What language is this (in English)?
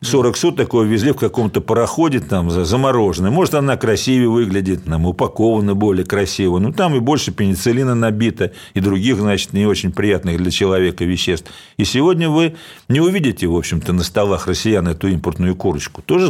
Russian